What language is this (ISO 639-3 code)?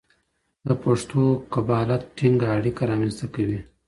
pus